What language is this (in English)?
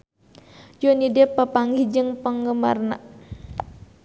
Sundanese